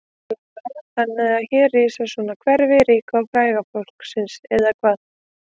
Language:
Icelandic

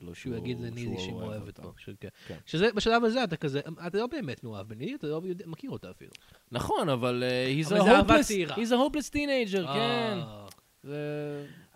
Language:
Hebrew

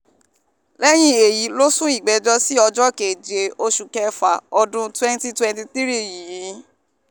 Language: Yoruba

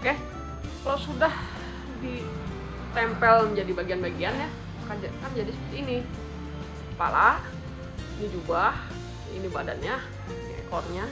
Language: Indonesian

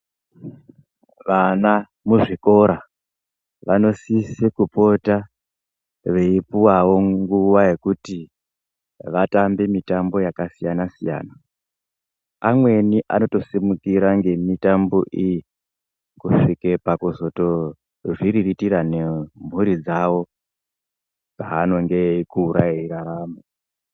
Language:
Ndau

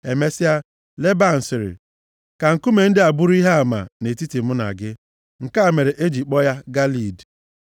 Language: Igbo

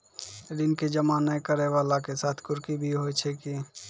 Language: Maithili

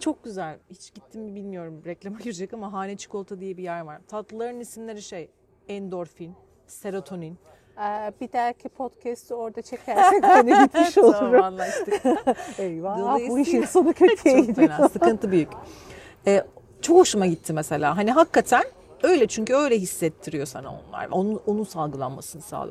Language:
Turkish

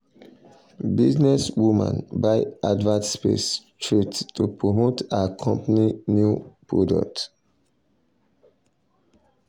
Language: Nigerian Pidgin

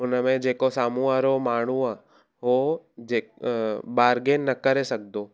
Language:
Sindhi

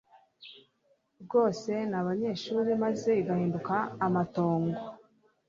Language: Kinyarwanda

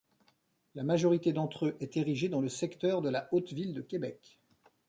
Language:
French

